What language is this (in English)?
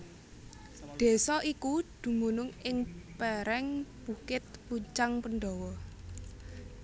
Javanese